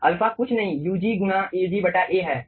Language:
Hindi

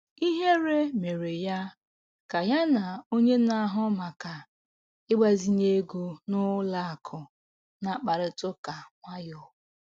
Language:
Igbo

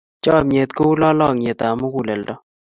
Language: Kalenjin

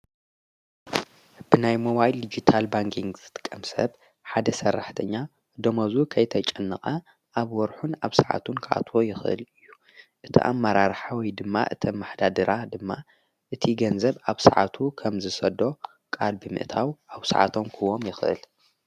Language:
Tigrinya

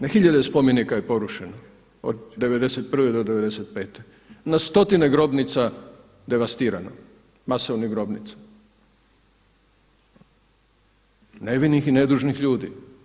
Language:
Croatian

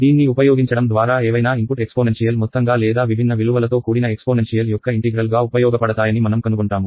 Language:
Telugu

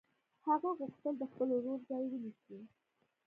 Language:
Pashto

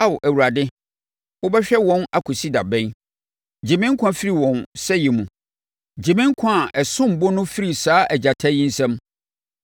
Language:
Akan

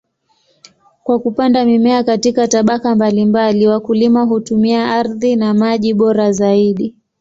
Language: Swahili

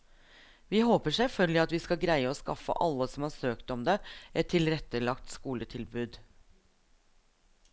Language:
Norwegian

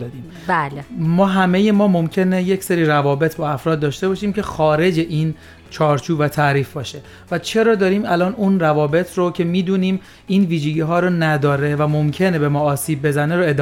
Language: Persian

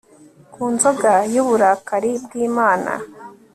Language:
Kinyarwanda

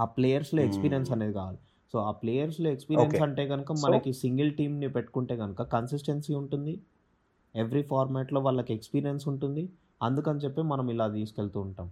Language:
Telugu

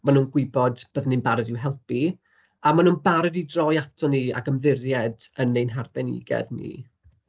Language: Welsh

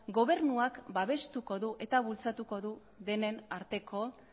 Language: Basque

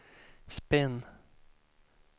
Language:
Swedish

